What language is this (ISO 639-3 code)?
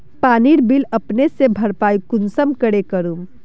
mag